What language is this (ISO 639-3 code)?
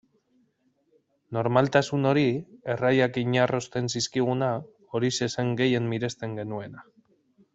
eus